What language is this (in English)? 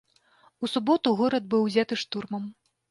Belarusian